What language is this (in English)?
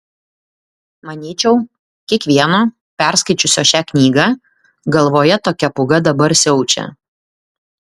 Lithuanian